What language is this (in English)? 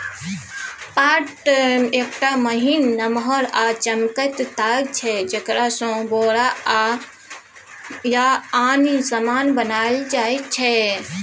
Maithili